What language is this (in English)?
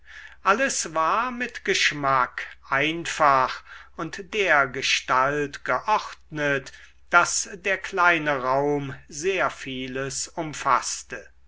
German